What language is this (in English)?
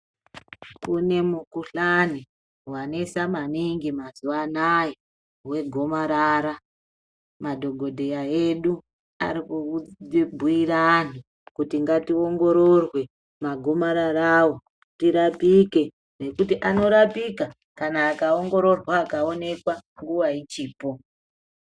Ndau